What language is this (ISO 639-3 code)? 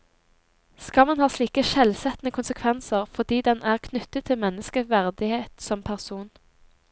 nor